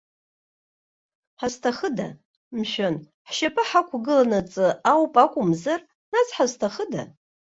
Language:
Abkhazian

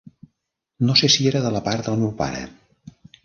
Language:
Catalan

